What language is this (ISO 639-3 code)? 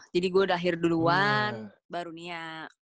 ind